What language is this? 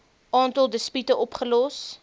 Afrikaans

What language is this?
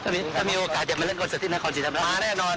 Thai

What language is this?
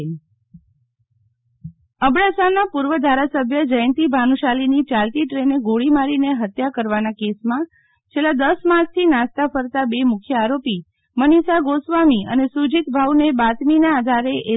Gujarati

